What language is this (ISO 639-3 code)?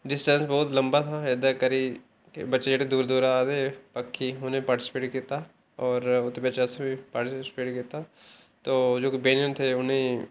doi